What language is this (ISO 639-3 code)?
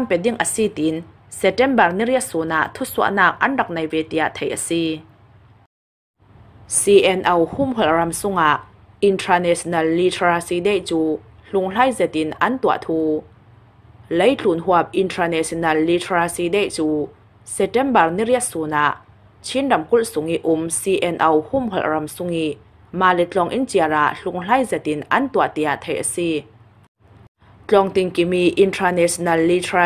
tha